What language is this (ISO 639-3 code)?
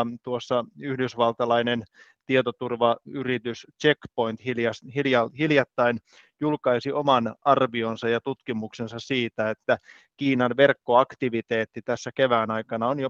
fin